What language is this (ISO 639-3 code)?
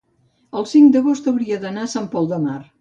cat